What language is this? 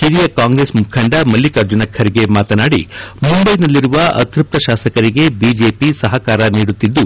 Kannada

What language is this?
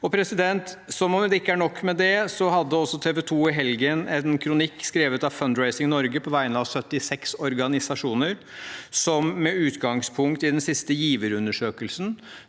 Norwegian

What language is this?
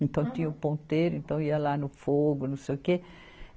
Portuguese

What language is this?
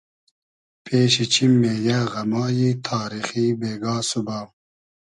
Hazaragi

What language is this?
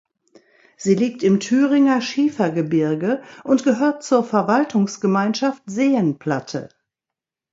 German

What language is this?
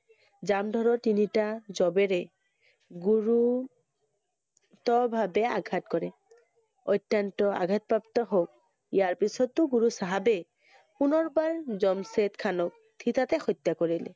Assamese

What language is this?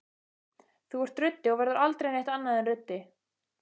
Icelandic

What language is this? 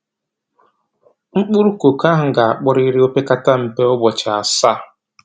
Igbo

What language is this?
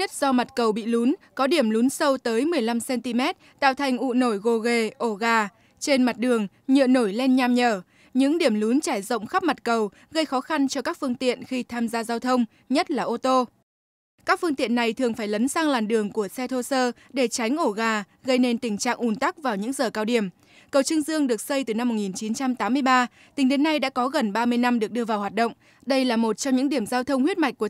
Vietnamese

